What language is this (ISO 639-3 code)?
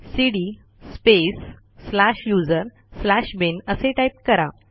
mar